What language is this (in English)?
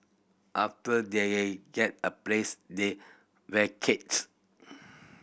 English